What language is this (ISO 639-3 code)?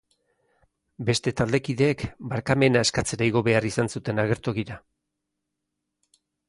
eus